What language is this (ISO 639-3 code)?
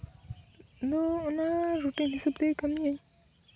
sat